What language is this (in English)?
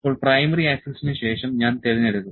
Malayalam